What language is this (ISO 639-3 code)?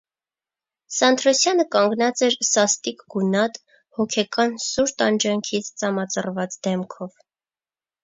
hye